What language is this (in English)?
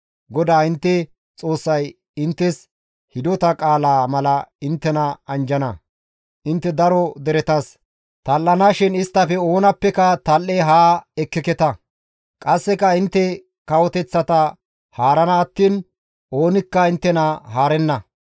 Gamo